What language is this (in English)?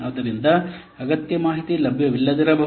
Kannada